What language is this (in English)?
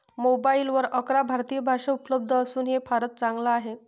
Marathi